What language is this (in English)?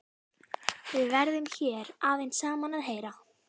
Icelandic